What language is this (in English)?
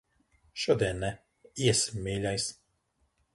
Latvian